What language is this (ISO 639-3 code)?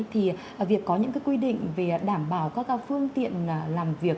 vie